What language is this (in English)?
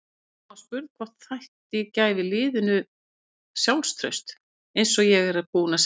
Icelandic